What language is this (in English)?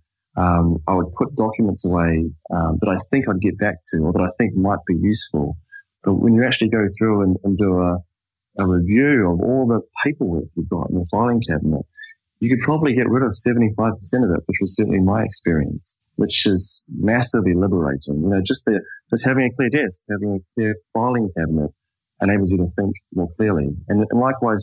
English